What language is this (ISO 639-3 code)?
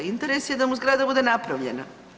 hrv